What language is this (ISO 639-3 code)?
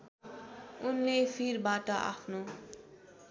nep